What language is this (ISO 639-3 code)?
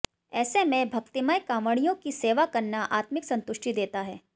hin